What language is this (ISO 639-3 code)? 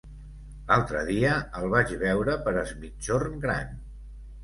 cat